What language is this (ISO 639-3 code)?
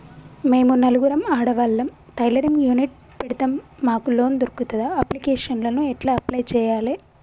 tel